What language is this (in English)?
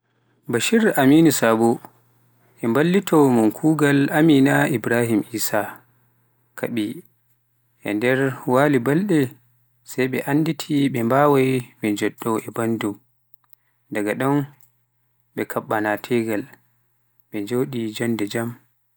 Pular